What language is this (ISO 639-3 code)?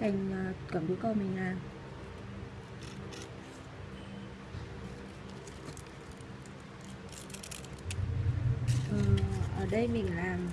vie